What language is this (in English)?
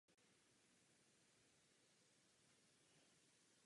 Czech